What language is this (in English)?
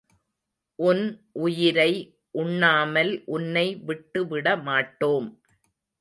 Tamil